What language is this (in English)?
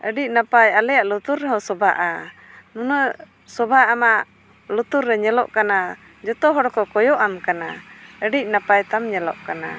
Santali